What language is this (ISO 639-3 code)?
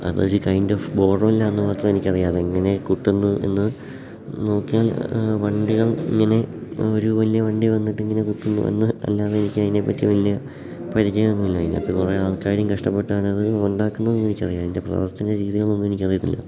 mal